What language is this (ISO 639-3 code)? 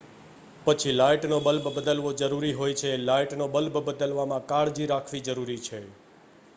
guj